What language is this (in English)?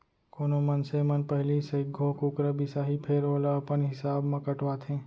Chhattisgarhi